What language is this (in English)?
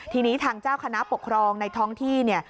Thai